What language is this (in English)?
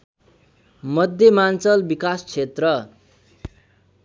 Nepali